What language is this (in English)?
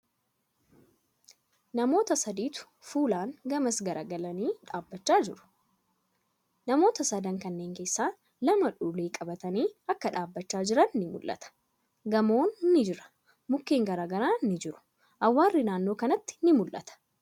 Oromo